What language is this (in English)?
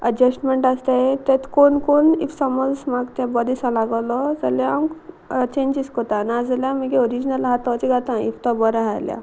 Konkani